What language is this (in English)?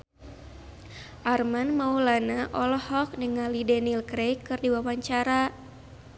Sundanese